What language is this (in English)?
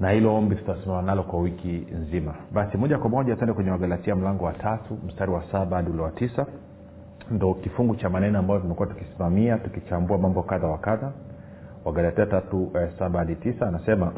Swahili